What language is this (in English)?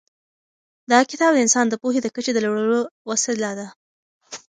Pashto